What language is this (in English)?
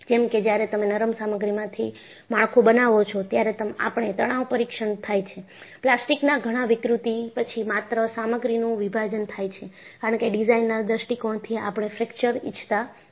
Gujarati